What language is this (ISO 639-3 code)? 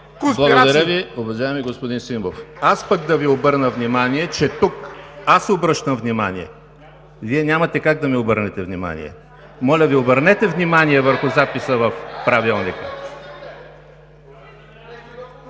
bul